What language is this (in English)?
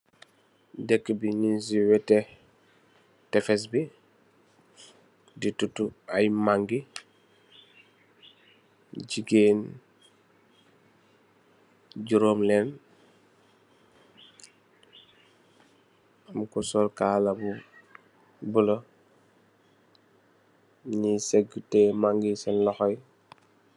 Wolof